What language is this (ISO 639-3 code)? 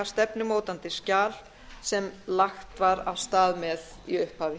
isl